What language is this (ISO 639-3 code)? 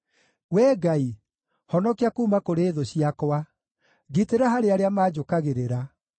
kik